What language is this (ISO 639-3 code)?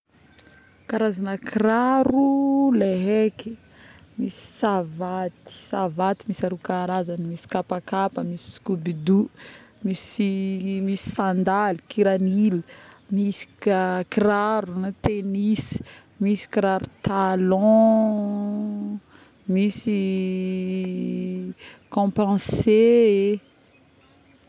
bmm